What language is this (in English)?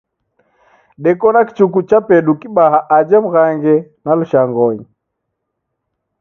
Taita